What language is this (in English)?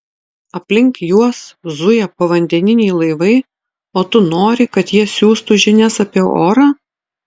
Lithuanian